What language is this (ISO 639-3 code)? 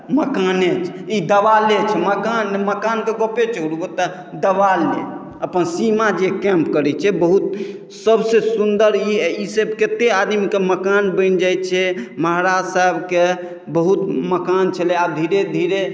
mai